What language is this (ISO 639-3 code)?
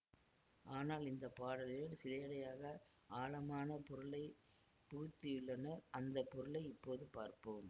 tam